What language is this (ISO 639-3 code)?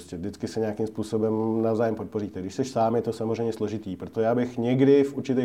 ces